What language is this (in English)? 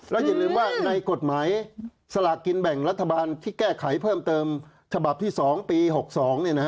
Thai